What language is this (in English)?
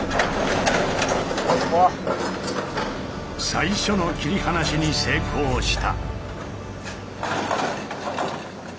Japanese